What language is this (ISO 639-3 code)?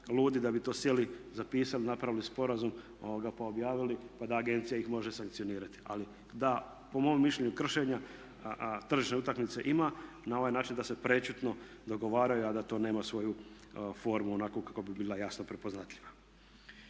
hrv